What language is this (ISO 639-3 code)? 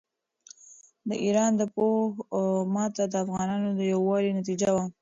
pus